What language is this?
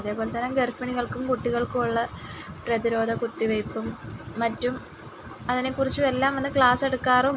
Malayalam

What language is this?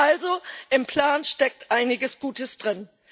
German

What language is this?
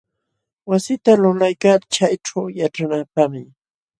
Jauja Wanca Quechua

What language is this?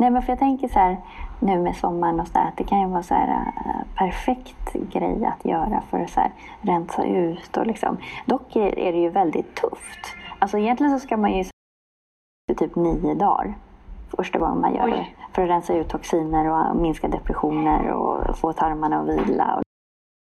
Swedish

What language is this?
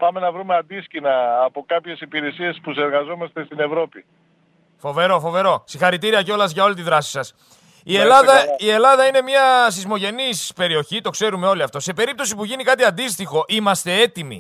Greek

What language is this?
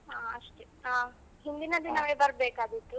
Kannada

